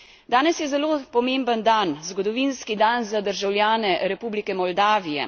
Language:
Slovenian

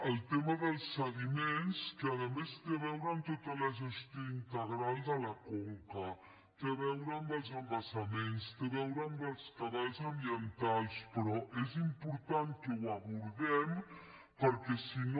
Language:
Catalan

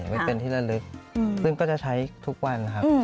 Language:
Thai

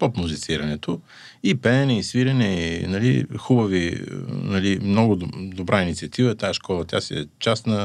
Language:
Bulgarian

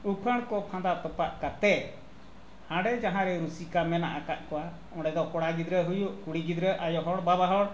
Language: Santali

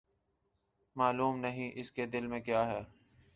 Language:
Urdu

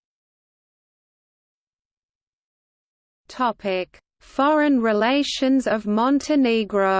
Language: English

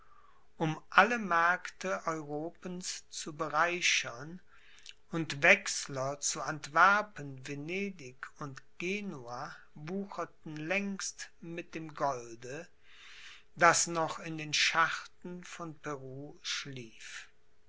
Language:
German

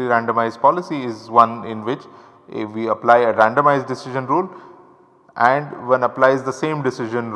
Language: English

